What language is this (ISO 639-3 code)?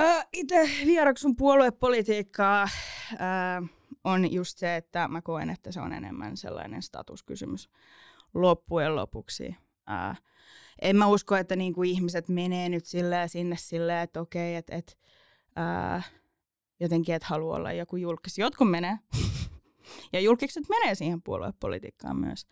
fin